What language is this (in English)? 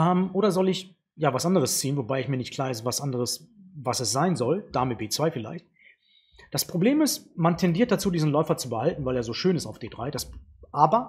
German